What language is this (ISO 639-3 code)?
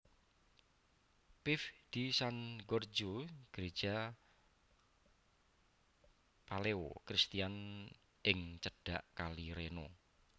jav